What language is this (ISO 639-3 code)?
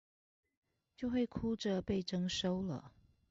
zho